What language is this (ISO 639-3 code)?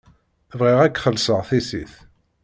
kab